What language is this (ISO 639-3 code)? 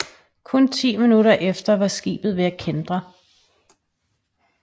dan